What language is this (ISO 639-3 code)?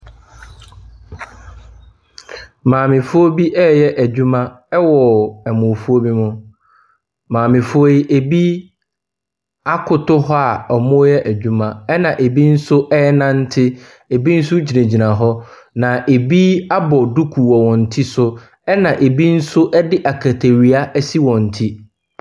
aka